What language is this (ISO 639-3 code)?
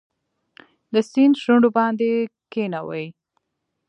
pus